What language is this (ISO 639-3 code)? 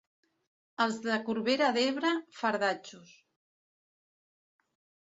cat